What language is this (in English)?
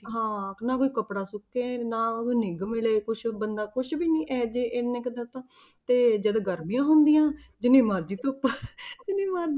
Punjabi